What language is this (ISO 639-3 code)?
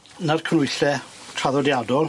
cym